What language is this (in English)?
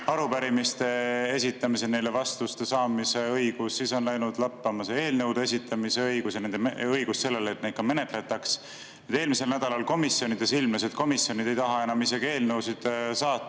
Estonian